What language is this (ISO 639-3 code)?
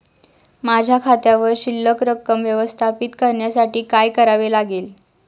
mar